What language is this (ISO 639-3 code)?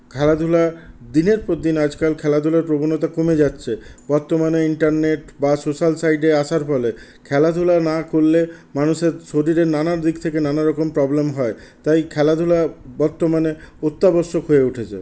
ben